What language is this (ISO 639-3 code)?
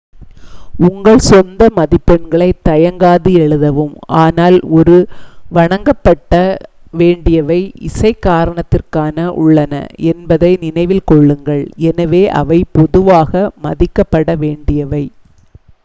tam